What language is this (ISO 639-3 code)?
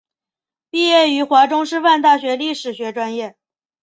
zho